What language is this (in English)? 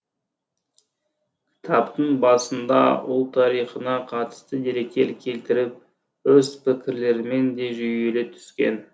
Kazakh